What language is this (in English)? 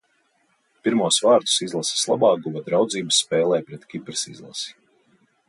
Latvian